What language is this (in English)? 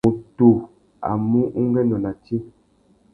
Tuki